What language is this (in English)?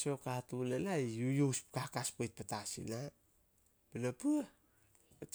Solos